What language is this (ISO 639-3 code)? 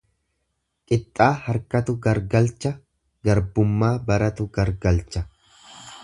orm